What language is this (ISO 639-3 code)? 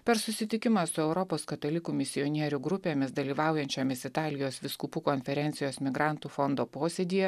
lit